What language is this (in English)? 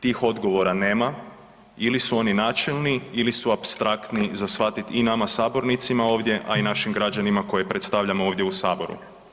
Croatian